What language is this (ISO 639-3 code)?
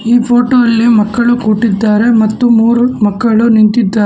kan